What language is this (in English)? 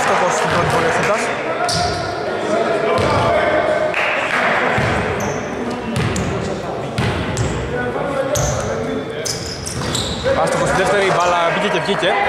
Greek